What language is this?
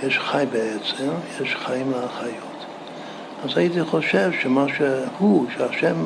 Hebrew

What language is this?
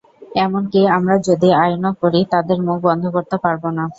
Bangla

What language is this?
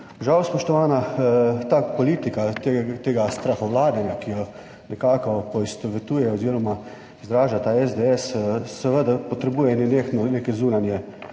Slovenian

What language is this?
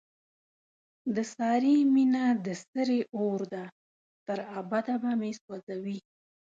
Pashto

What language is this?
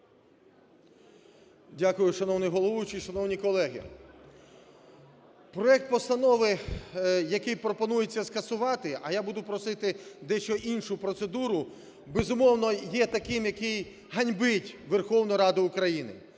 Ukrainian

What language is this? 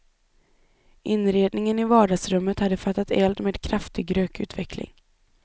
Swedish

